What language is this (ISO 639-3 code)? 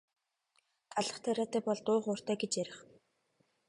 mon